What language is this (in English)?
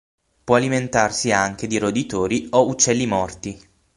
Italian